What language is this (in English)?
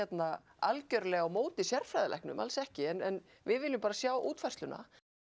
Icelandic